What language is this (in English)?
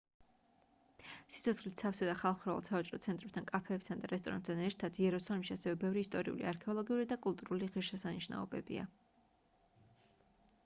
Georgian